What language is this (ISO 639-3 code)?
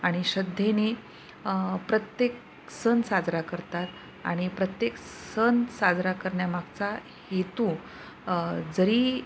mar